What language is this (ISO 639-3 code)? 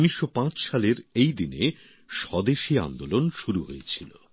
ben